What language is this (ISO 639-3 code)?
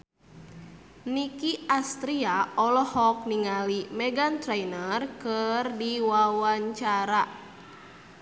sun